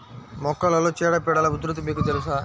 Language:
Telugu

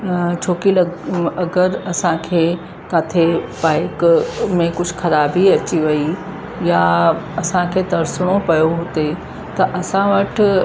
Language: Sindhi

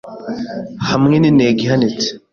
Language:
Kinyarwanda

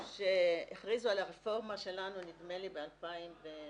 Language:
Hebrew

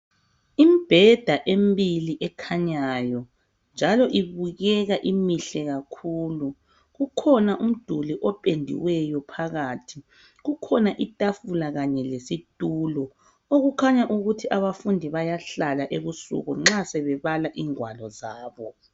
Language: North Ndebele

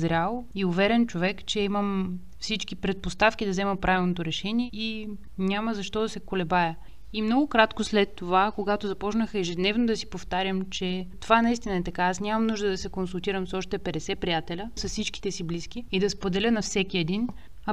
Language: Bulgarian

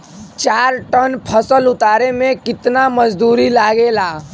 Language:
Bhojpuri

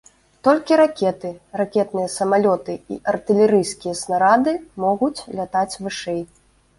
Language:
Belarusian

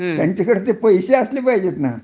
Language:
Marathi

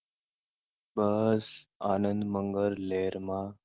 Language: Gujarati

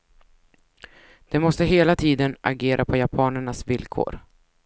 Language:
Swedish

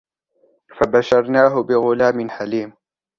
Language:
Arabic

